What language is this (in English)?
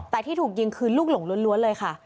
Thai